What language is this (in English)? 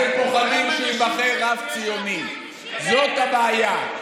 Hebrew